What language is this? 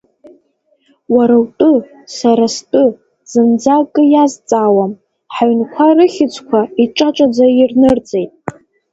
Abkhazian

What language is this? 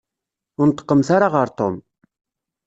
Kabyle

